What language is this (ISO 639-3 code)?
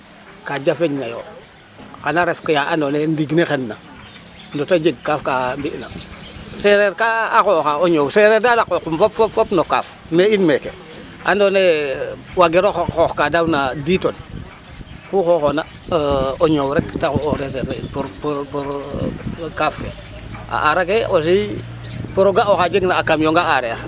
srr